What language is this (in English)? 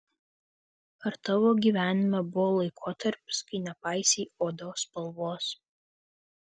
Lithuanian